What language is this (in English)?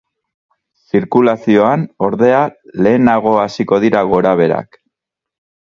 Basque